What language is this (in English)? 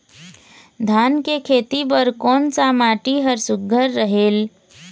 Chhattisgarhi